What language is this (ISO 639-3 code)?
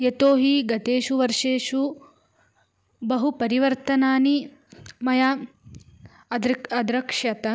san